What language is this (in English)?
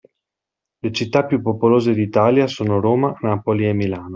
Italian